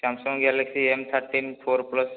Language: Odia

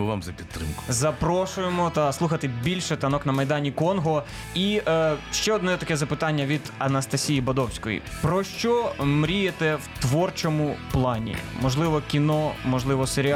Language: Ukrainian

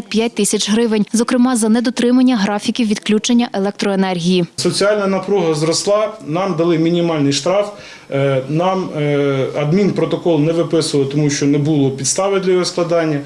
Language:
Ukrainian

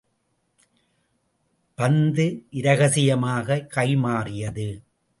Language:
Tamil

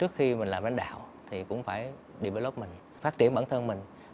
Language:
Vietnamese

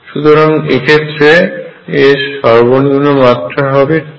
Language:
Bangla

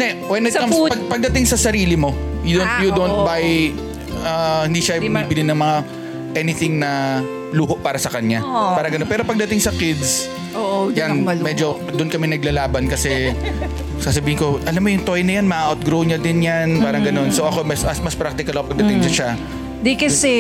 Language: Filipino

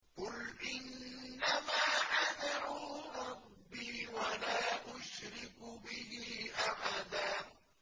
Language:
Arabic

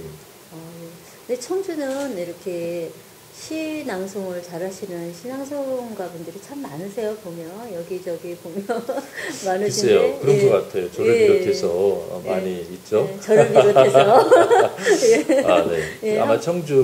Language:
Korean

